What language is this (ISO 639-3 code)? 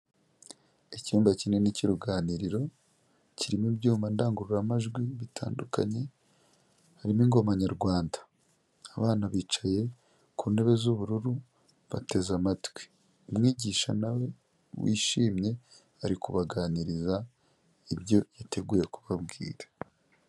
kin